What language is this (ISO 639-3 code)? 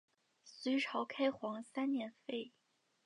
zho